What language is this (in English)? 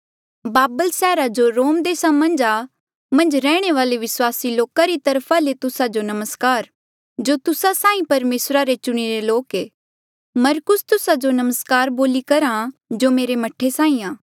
Mandeali